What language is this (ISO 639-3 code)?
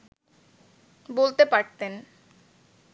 ben